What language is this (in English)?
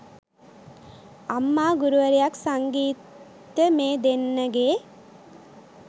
Sinhala